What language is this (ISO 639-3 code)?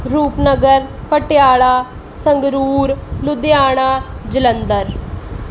pan